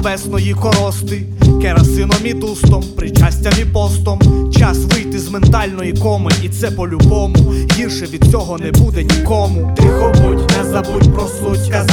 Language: Ukrainian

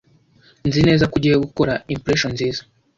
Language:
Kinyarwanda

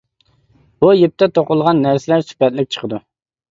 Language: Uyghur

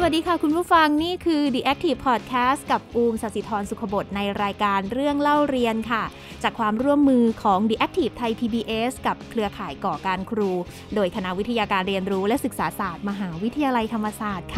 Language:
Thai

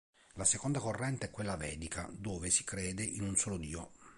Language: Italian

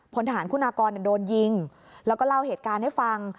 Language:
Thai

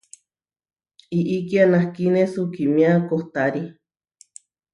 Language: Huarijio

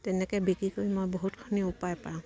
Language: Assamese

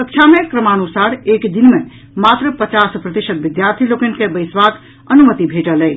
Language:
Maithili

